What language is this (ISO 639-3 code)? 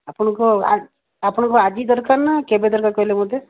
ori